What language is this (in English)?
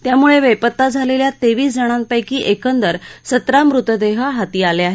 Marathi